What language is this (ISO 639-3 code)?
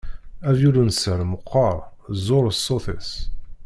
kab